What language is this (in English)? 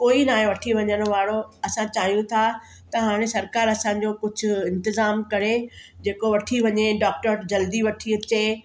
Sindhi